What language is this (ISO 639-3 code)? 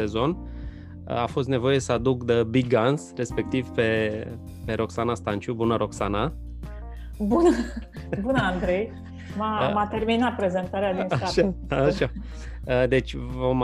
ron